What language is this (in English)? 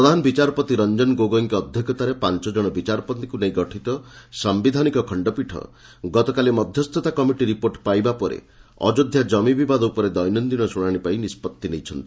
Odia